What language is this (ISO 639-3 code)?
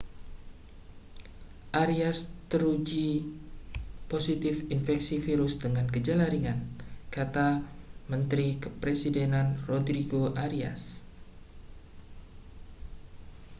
ind